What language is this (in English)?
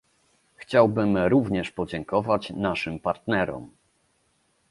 Polish